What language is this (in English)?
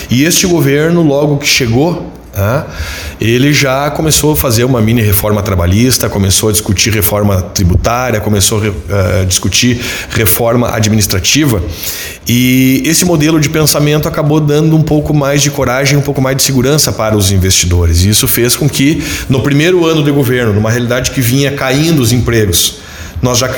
Portuguese